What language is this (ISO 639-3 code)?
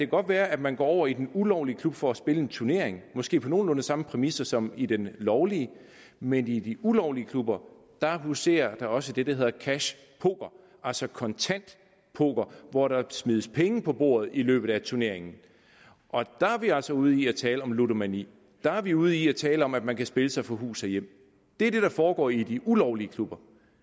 dan